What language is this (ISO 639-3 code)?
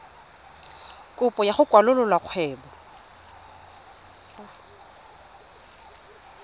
tsn